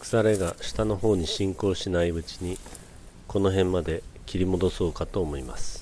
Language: Japanese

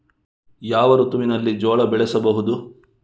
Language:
Kannada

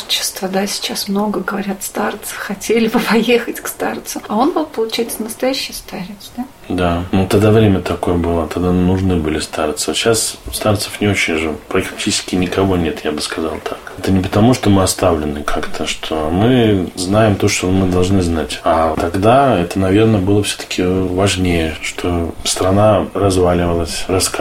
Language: Russian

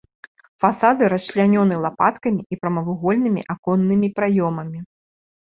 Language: Belarusian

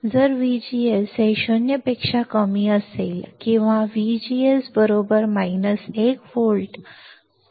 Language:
Marathi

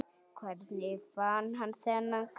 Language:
Icelandic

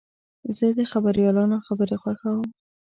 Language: Pashto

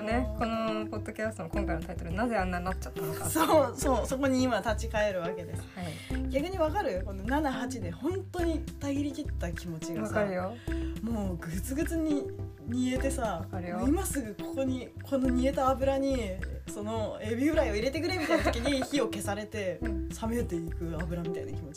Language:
Japanese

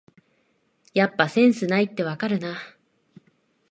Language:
Japanese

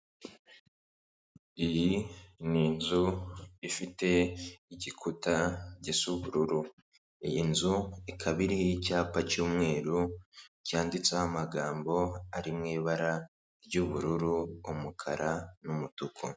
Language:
Kinyarwanda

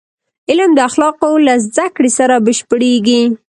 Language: Pashto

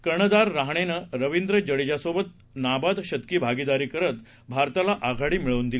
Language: Marathi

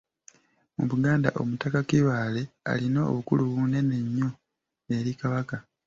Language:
Ganda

